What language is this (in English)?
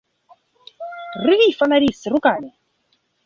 Russian